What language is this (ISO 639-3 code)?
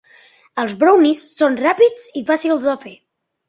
cat